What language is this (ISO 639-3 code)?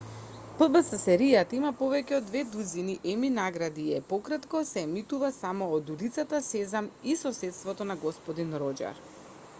mkd